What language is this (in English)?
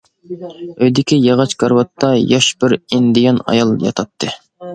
Uyghur